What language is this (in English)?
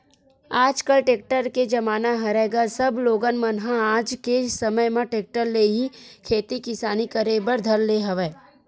Chhattisgarhi